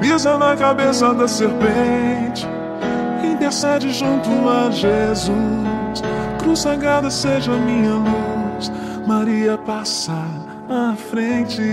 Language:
Portuguese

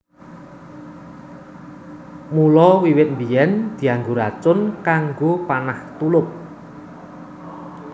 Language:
Javanese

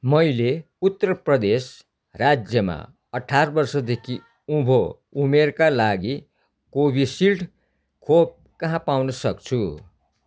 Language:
Nepali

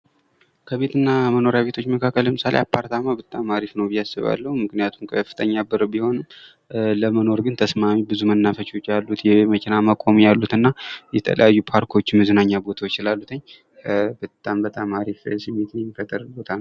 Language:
Amharic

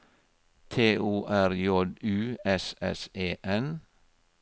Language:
Norwegian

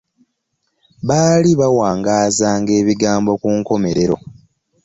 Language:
Ganda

